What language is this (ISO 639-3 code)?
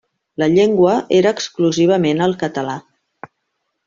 cat